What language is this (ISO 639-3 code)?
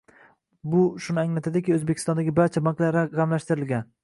uzb